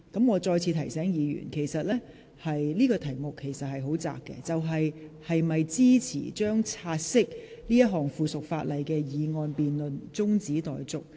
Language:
Cantonese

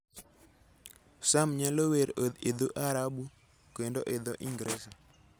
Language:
Luo (Kenya and Tanzania)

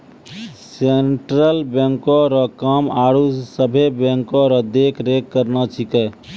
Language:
Maithili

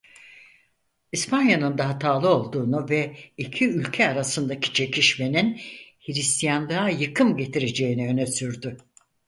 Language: Turkish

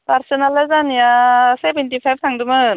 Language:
Bodo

